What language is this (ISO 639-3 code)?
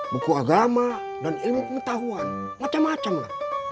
ind